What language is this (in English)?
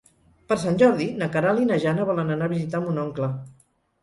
Catalan